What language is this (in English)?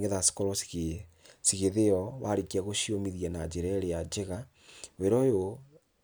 Kikuyu